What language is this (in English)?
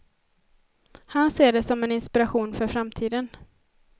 Swedish